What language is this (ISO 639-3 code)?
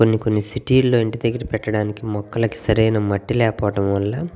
tel